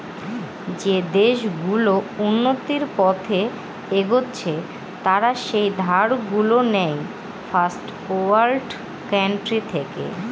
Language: Bangla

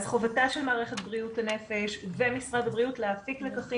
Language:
Hebrew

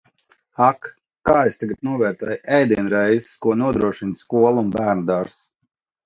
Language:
Latvian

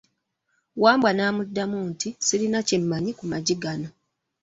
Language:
Ganda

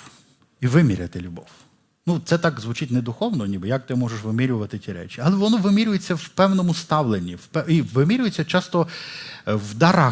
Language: Ukrainian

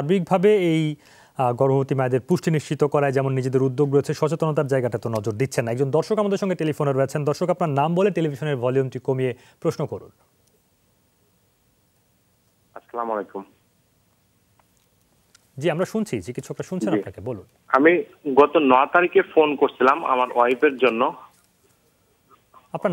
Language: Bangla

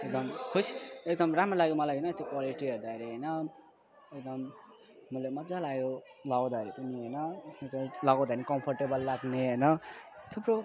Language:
Nepali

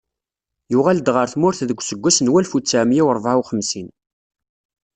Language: Kabyle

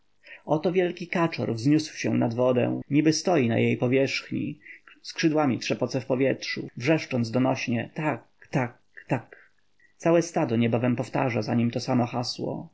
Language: Polish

